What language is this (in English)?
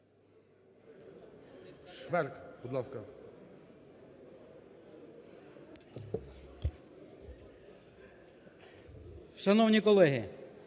Ukrainian